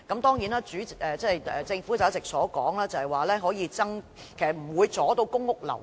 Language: Cantonese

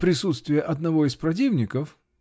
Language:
Russian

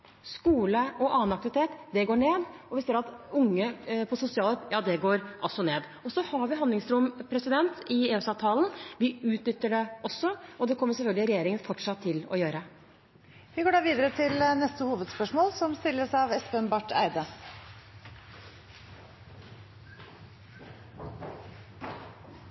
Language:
Norwegian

